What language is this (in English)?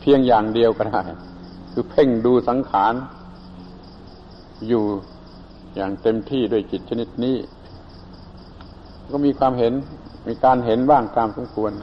Thai